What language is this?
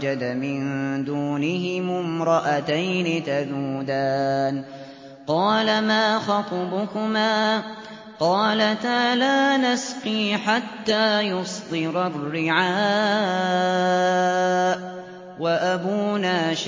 Arabic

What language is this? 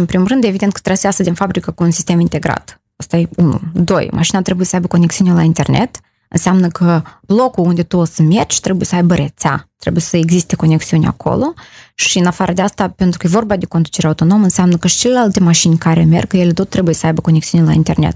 Romanian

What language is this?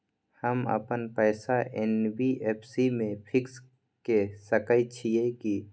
Maithili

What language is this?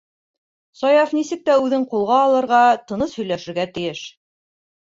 Bashkir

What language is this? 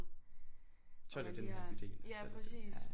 Danish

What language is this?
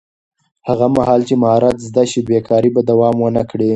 Pashto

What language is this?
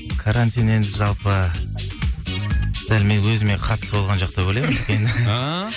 Kazakh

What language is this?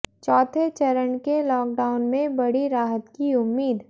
Hindi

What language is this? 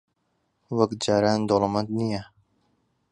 Central Kurdish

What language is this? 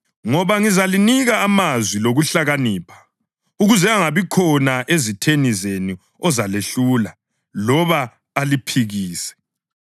North Ndebele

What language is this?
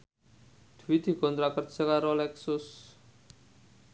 Javanese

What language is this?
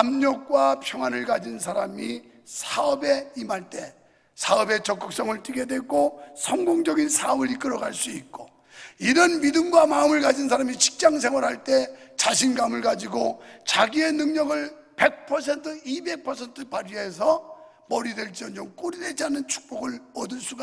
Korean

